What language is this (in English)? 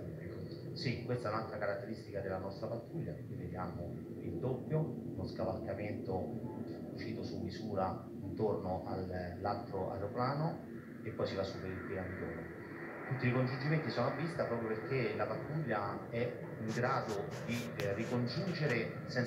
Italian